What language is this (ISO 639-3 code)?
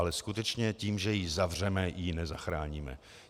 ces